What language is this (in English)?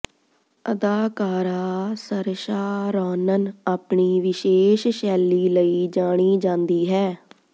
Punjabi